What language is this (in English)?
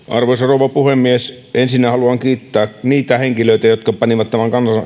Finnish